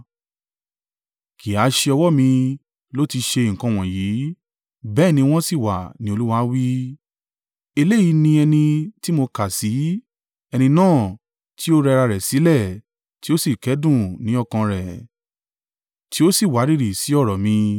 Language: Yoruba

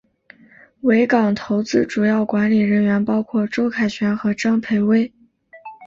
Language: Chinese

